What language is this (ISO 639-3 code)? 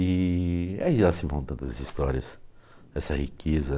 por